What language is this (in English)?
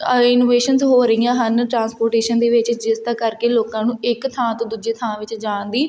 Punjabi